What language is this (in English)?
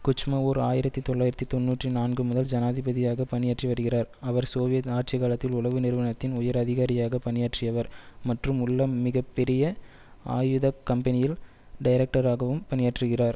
Tamil